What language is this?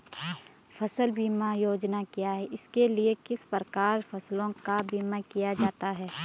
Hindi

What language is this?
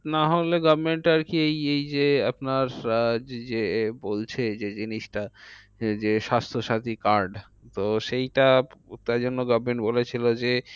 Bangla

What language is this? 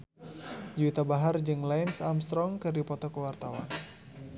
Sundanese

